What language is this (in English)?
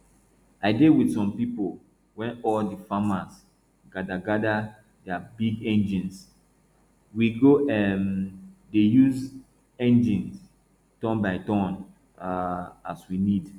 Nigerian Pidgin